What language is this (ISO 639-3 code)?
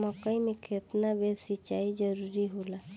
bho